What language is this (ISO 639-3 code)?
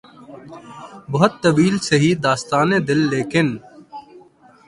urd